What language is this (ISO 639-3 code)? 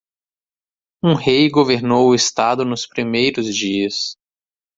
por